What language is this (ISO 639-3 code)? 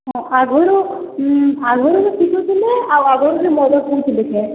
ori